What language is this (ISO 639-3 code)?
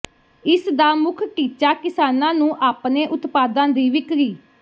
pan